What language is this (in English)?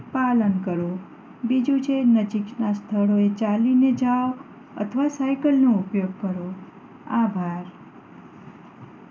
Gujarati